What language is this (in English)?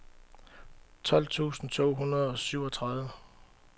Danish